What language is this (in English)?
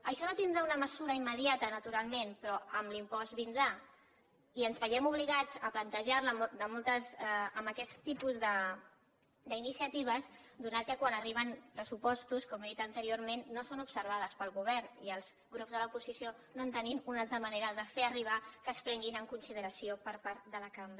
Catalan